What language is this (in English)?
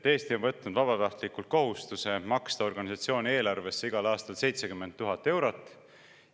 Estonian